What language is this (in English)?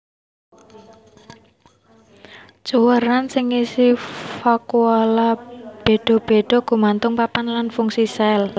Javanese